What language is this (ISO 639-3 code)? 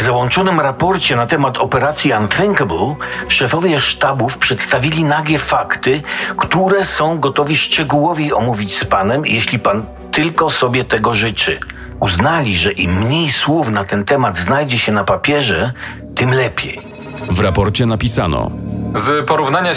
pol